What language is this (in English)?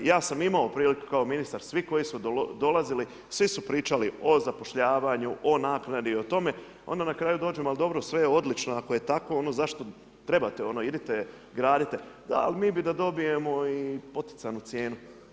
Croatian